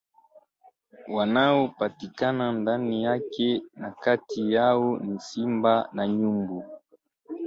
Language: Swahili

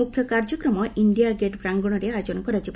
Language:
Odia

